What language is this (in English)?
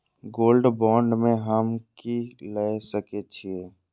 Maithili